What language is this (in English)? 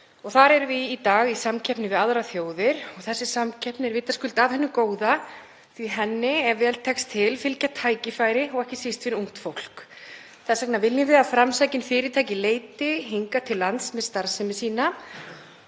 Icelandic